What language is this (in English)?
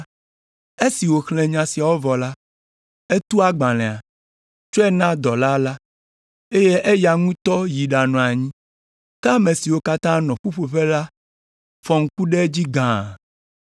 Ewe